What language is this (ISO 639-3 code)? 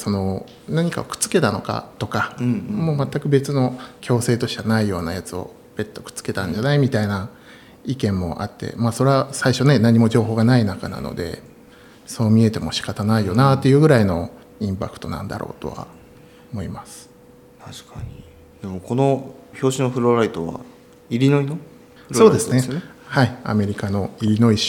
jpn